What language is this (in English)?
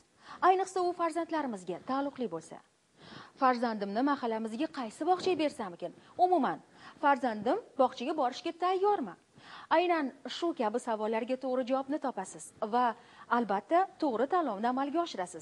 Turkish